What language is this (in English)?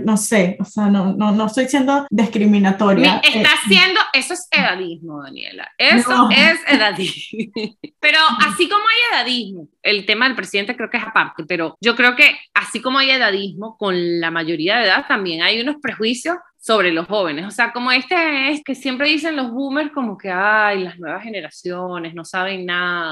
Spanish